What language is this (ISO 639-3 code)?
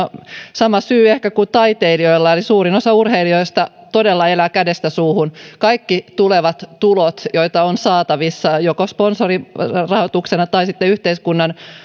fin